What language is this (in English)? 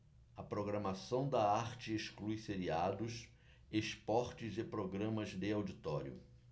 Portuguese